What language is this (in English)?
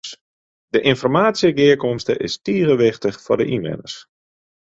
Western Frisian